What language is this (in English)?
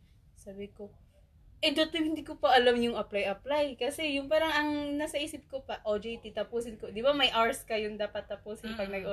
Filipino